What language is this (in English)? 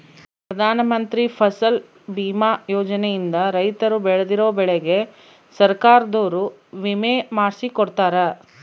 Kannada